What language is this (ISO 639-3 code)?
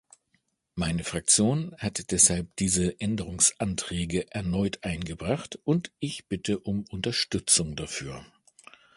deu